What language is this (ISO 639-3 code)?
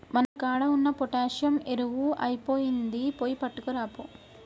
tel